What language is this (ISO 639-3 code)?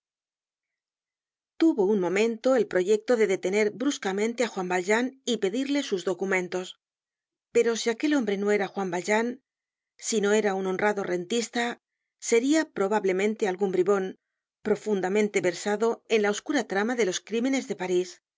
spa